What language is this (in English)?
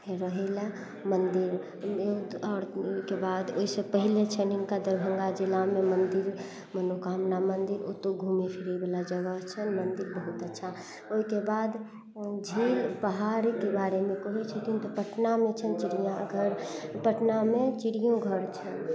Maithili